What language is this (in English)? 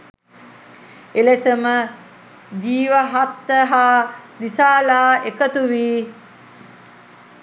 Sinhala